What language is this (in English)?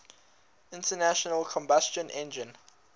English